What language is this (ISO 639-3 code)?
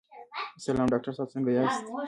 pus